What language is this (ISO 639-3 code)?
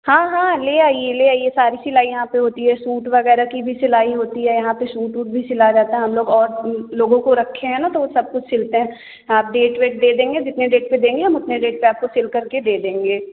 hin